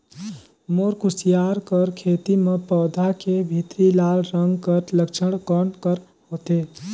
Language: Chhattisgarhi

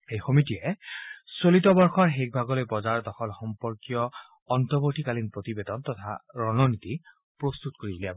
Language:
Assamese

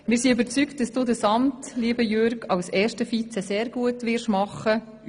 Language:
Swiss German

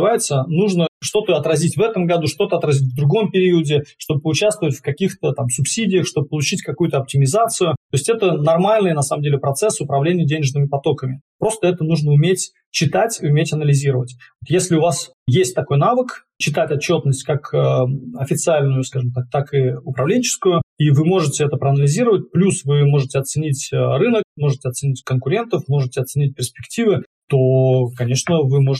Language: Russian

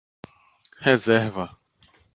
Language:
Portuguese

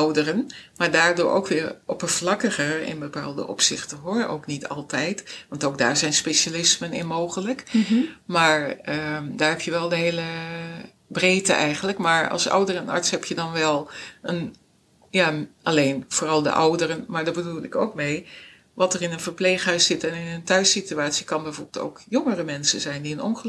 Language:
Dutch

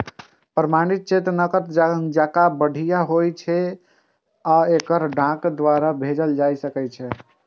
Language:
Maithili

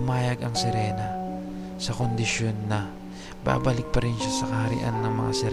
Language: Filipino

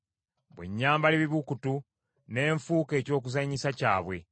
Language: Ganda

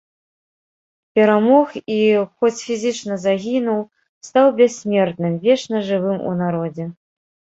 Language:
Belarusian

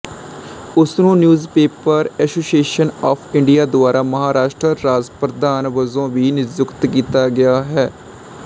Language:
Punjabi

